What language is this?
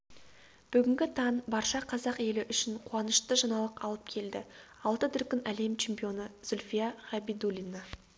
Kazakh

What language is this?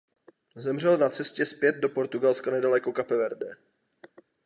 Czech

